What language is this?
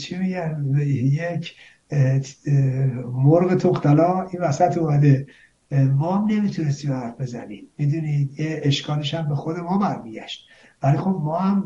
Persian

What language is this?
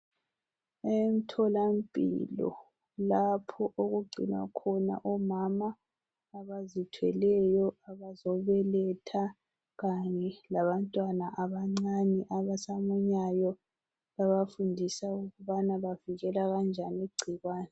North Ndebele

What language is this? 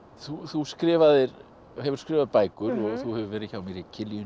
Icelandic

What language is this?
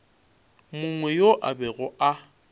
Northern Sotho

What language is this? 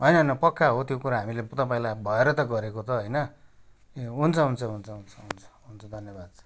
Nepali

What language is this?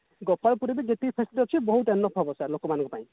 Odia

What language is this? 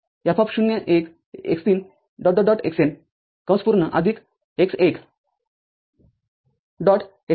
Marathi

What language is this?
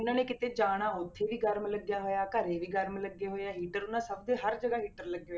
Punjabi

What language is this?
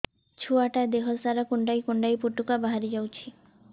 Odia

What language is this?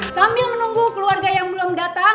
Indonesian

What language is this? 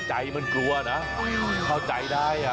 Thai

